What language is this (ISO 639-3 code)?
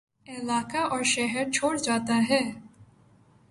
urd